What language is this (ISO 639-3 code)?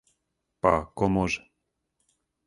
srp